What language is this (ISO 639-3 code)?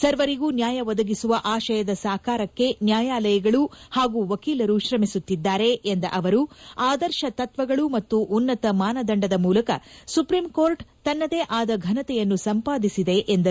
kan